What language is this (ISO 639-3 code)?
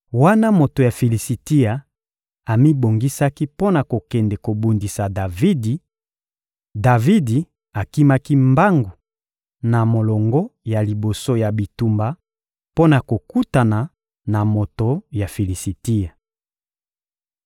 lin